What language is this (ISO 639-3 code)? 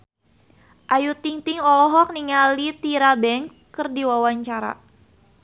sun